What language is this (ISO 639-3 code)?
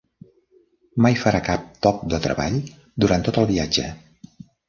cat